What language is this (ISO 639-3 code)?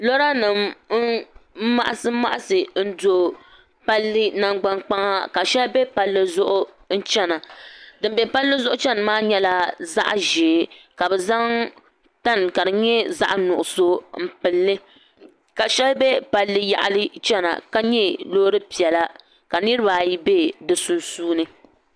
dag